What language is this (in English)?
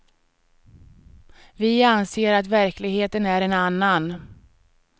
Swedish